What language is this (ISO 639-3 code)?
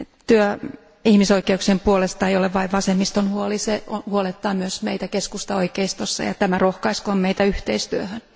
fin